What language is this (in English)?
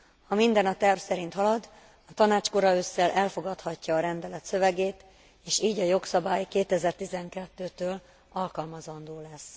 Hungarian